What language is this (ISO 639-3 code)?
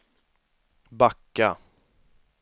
swe